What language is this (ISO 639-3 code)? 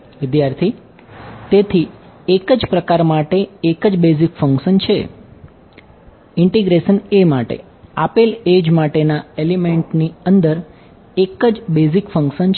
guj